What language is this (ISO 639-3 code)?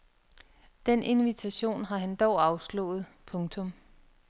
dan